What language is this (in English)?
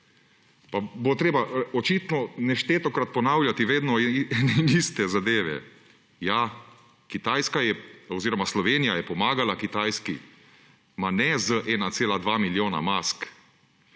Slovenian